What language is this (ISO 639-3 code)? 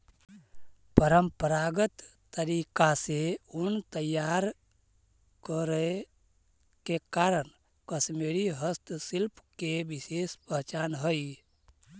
mag